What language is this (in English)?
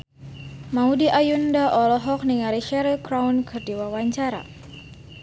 Sundanese